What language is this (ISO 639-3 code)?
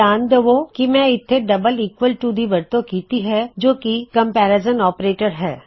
pan